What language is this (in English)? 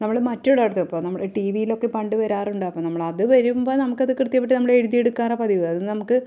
Malayalam